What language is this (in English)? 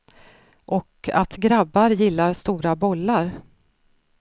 Swedish